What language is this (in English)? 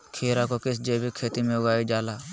Magahi